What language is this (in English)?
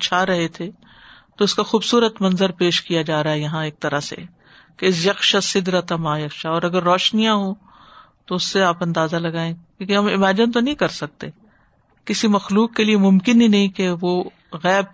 Urdu